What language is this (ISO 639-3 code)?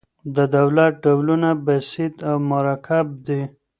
pus